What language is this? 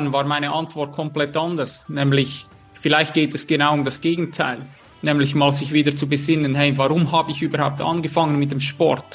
German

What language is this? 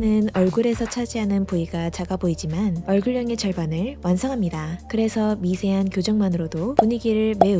Korean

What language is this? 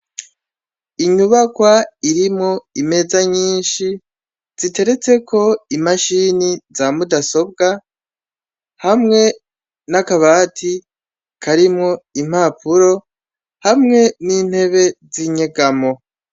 Rundi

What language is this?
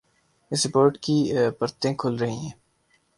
Urdu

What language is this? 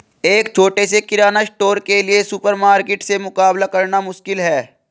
Hindi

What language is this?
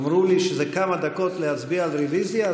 Hebrew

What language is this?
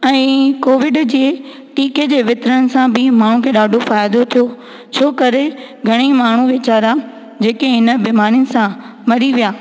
Sindhi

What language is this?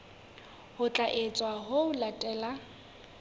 Southern Sotho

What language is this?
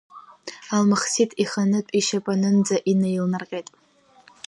Abkhazian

